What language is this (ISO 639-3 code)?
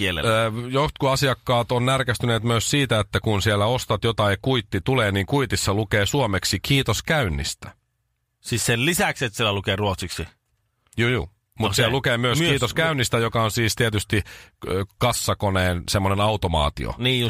fin